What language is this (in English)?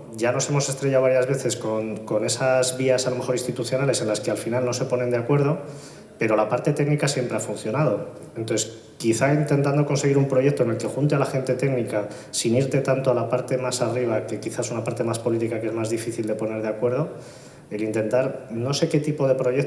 Spanish